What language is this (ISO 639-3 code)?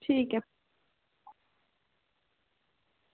doi